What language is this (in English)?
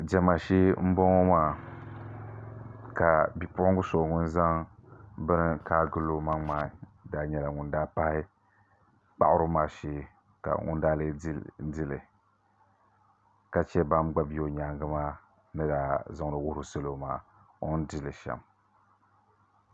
Dagbani